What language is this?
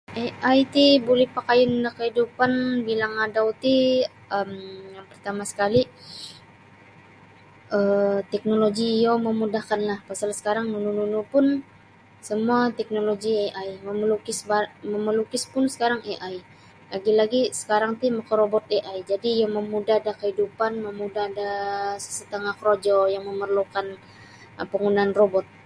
Sabah Bisaya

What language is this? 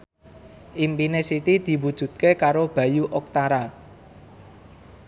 Javanese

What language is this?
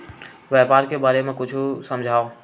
Chhattisgarhi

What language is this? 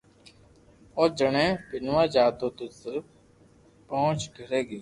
Loarki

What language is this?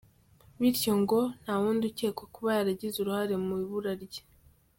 Kinyarwanda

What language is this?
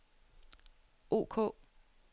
Danish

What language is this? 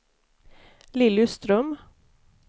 Swedish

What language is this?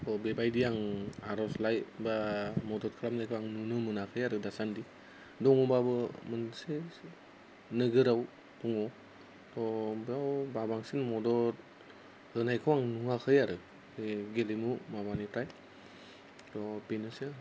Bodo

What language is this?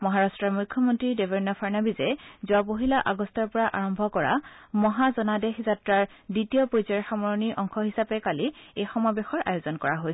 Assamese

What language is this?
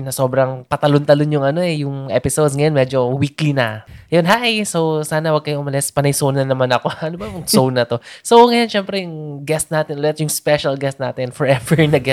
Filipino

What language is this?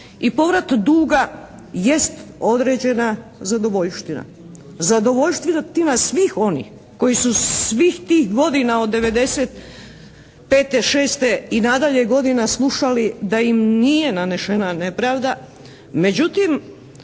Croatian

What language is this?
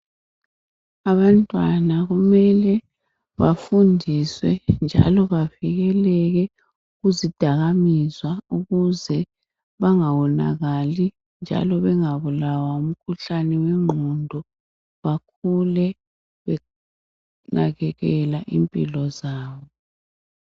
North Ndebele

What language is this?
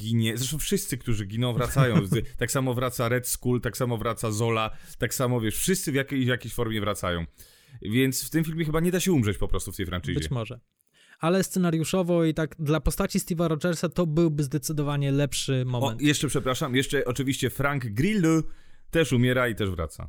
Polish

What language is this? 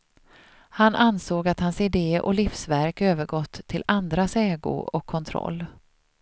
Swedish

